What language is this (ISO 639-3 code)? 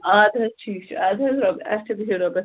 kas